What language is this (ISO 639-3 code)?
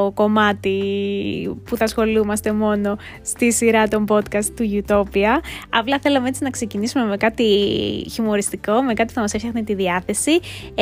ell